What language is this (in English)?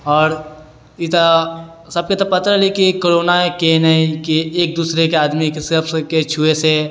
Maithili